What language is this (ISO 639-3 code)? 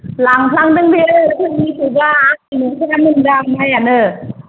brx